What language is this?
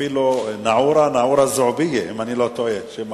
Hebrew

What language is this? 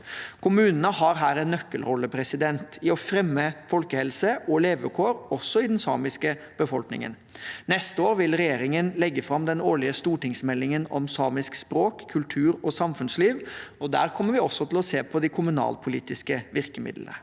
Norwegian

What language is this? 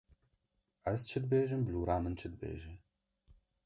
Kurdish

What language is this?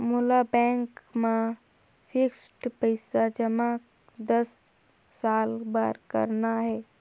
Chhattisgarhi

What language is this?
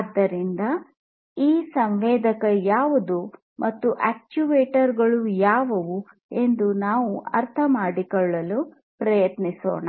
Kannada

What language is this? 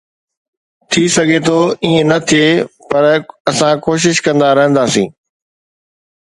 Sindhi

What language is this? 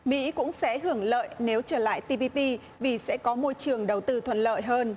Vietnamese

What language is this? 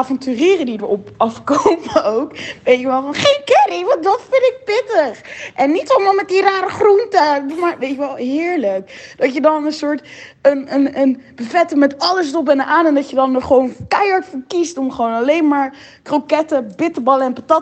Dutch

